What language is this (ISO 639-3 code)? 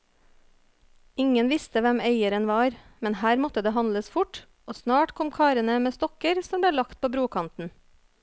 nor